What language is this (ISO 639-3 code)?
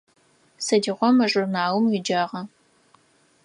ady